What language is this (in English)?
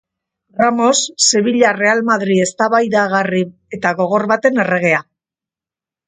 Basque